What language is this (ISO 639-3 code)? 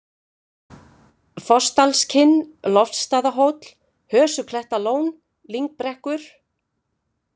isl